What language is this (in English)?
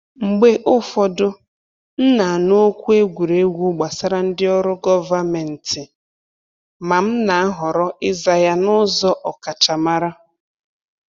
Igbo